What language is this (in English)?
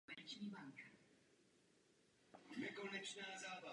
Czech